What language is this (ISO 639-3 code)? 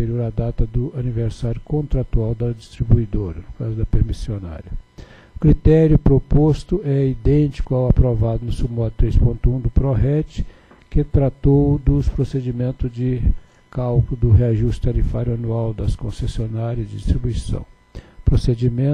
por